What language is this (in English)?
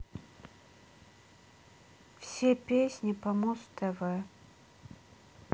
Russian